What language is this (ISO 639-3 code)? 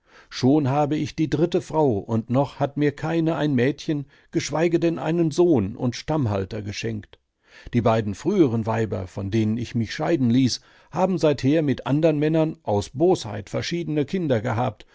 deu